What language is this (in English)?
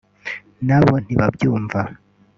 Kinyarwanda